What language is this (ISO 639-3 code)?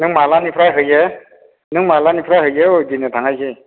brx